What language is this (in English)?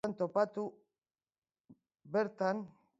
Basque